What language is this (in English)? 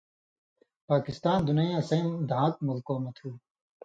Indus Kohistani